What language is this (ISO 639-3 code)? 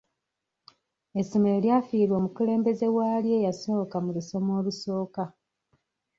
lug